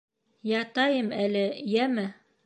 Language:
Bashkir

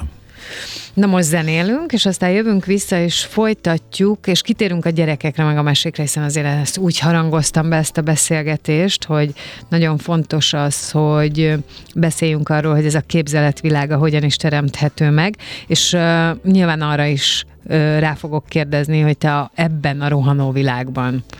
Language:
Hungarian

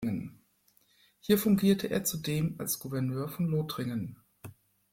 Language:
German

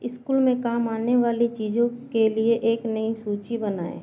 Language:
Hindi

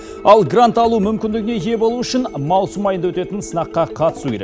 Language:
Kazakh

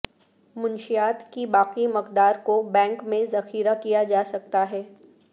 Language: Urdu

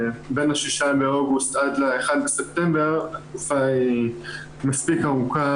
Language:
Hebrew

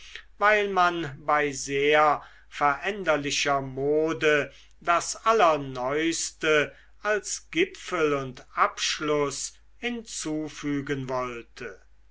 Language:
German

